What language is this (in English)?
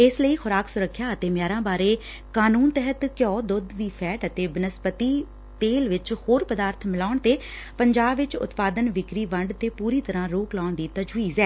Punjabi